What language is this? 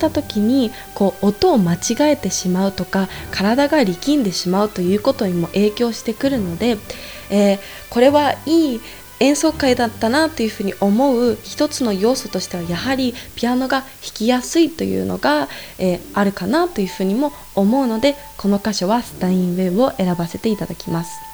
Japanese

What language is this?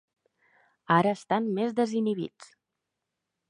Catalan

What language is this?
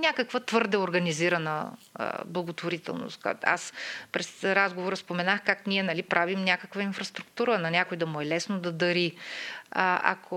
Bulgarian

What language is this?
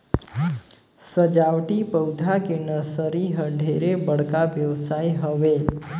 Chhattisgarhi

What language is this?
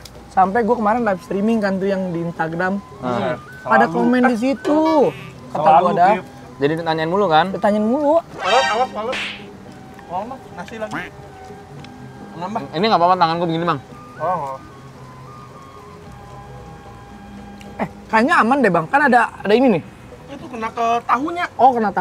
Indonesian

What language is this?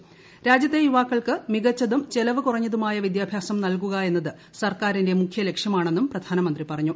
Malayalam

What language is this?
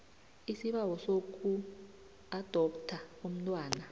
South Ndebele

